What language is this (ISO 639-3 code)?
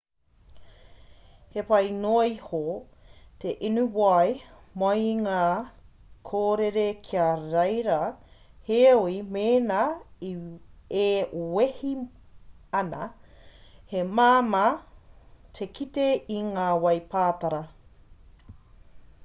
mri